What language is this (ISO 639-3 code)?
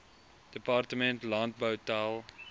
afr